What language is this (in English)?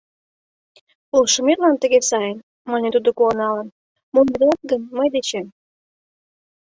Mari